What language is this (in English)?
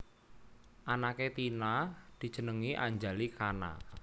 Javanese